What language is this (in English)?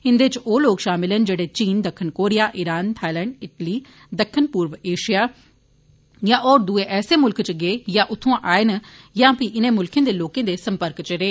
Dogri